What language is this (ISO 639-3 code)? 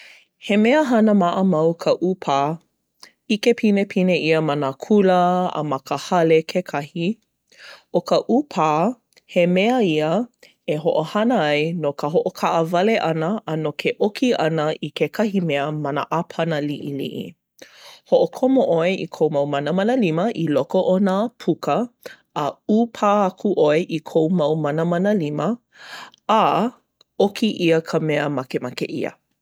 haw